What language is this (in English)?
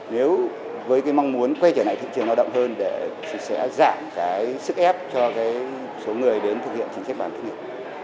Vietnamese